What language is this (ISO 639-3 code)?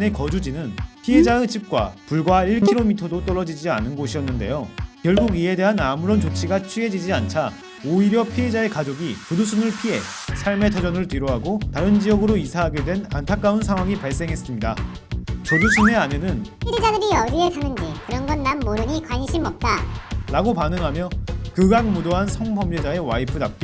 kor